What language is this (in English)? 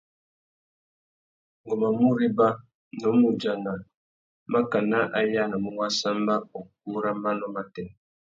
Tuki